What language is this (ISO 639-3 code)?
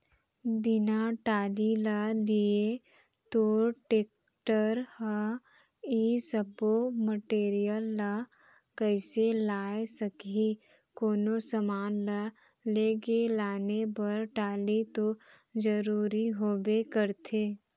hne